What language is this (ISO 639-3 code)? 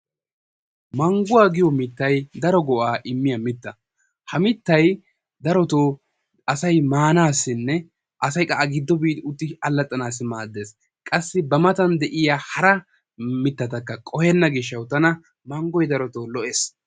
wal